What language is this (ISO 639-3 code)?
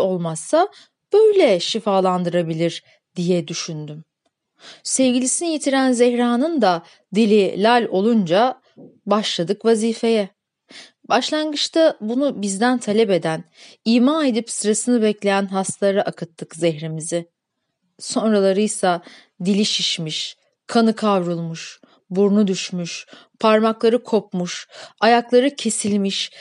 tur